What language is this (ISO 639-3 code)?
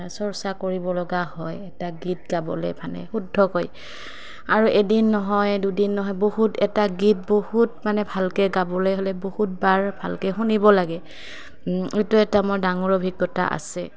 asm